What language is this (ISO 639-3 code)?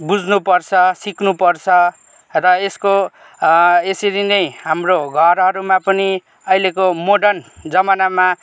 nep